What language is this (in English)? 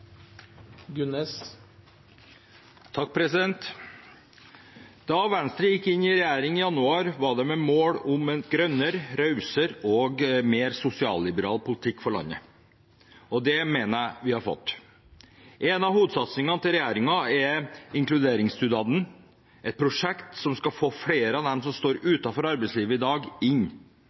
Norwegian